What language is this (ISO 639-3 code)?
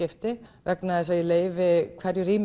isl